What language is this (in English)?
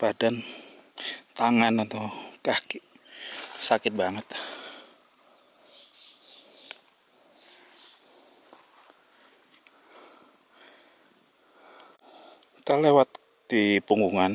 Indonesian